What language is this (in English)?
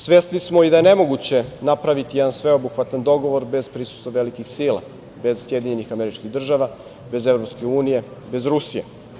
Serbian